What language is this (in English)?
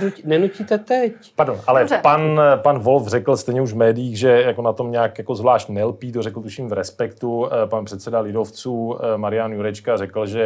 Czech